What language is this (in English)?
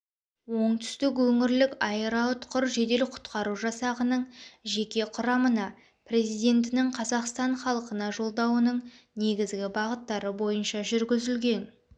Kazakh